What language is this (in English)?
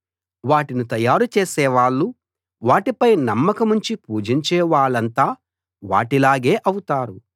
Telugu